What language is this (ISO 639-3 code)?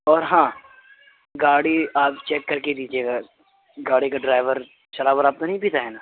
urd